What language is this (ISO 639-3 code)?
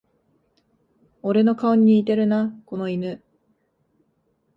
jpn